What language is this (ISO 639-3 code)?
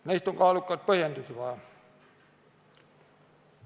est